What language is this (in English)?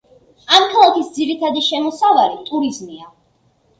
Georgian